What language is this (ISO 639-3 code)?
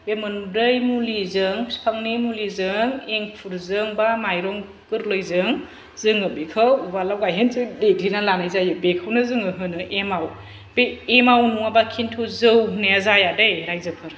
brx